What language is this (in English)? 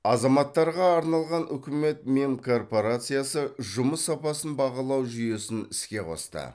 Kazakh